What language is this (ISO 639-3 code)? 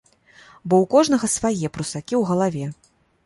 bel